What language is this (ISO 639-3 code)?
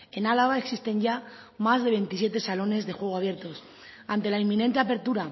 spa